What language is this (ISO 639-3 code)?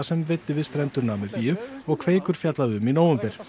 isl